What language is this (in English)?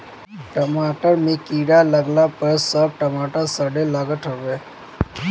Bhojpuri